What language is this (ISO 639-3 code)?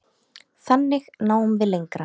isl